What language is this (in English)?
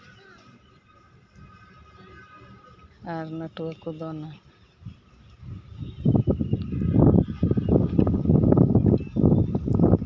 Santali